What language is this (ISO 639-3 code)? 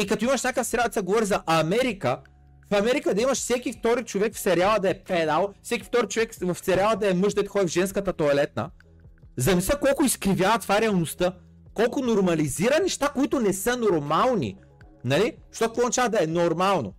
bul